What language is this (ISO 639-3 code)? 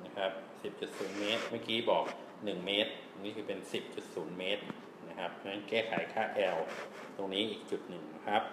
tha